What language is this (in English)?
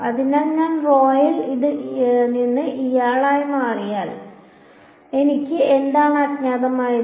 Malayalam